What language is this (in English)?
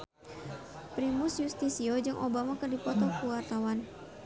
Sundanese